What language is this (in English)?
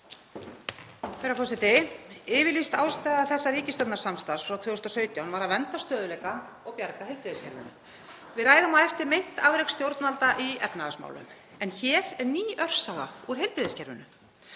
Icelandic